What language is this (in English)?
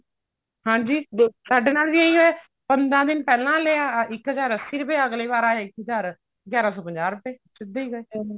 Punjabi